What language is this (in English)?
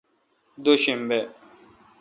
Kalkoti